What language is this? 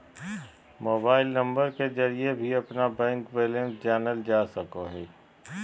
Magahi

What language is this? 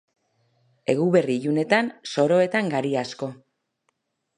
Basque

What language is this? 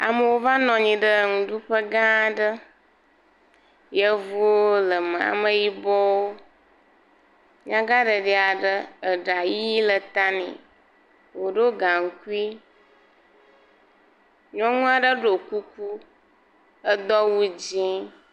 Ewe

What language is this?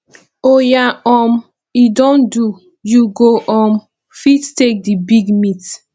Nigerian Pidgin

